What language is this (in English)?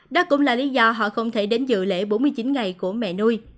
Vietnamese